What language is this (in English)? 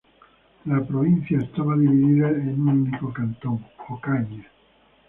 Spanish